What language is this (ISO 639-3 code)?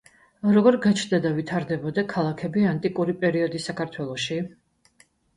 kat